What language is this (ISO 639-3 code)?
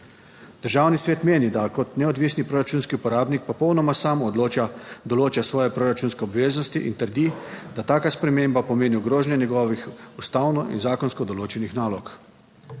slv